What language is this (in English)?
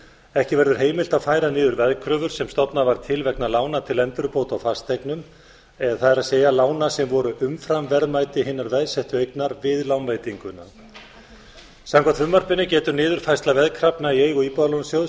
Icelandic